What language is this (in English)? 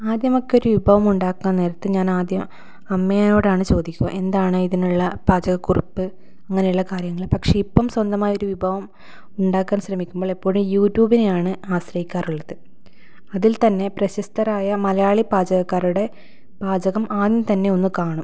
Malayalam